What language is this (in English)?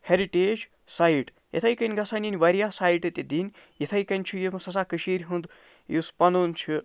Kashmiri